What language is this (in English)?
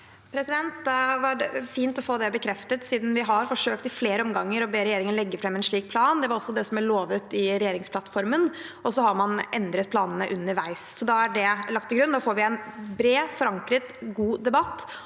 Norwegian